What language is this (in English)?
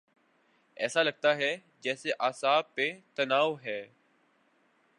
Urdu